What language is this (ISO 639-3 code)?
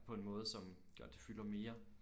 dan